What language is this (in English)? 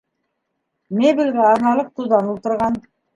Bashkir